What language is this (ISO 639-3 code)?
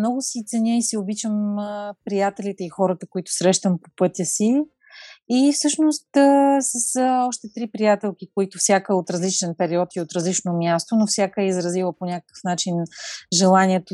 bul